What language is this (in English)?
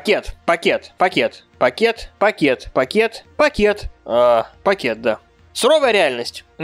Russian